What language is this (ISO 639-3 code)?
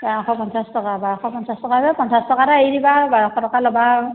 asm